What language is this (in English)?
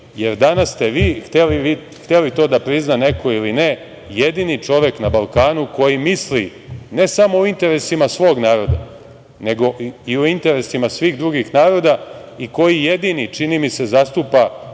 Serbian